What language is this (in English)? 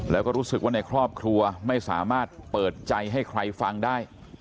Thai